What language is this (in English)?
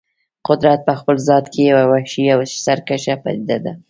Pashto